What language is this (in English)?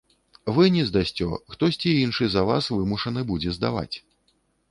Belarusian